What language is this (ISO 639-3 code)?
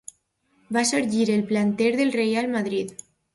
cat